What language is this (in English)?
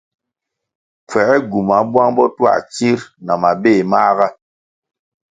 Kwasio